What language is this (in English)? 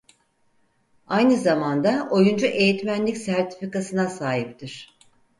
Turkish